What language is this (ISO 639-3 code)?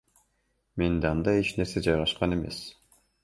kir